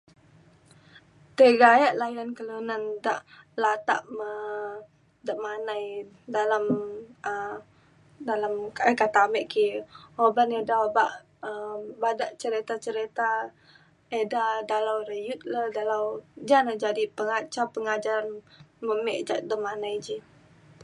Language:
Mainstream Kenyah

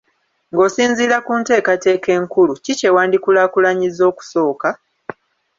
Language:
Ganda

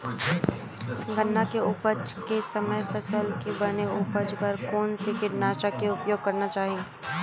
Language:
Chhattisgarhi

